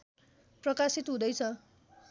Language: Nepali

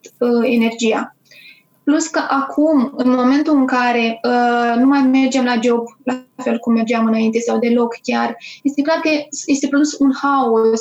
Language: Romanian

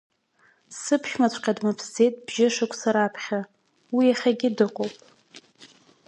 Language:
Abkhazian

